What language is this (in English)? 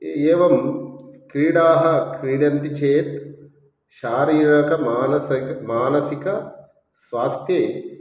Sanskrit